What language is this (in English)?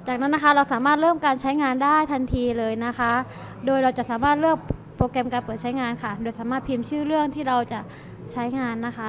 Thai